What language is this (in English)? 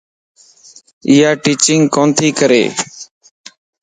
Lasi